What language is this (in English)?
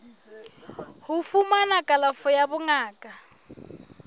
Southern Sotho